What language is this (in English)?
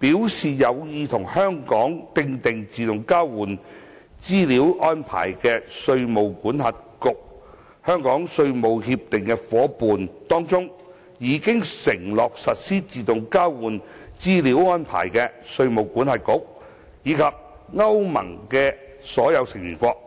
Cantonese